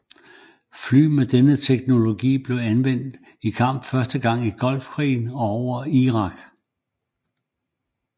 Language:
Danish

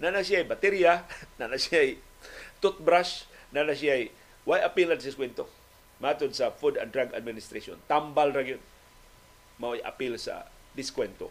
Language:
Filipino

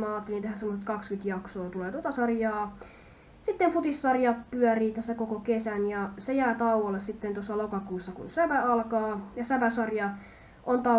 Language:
Finnish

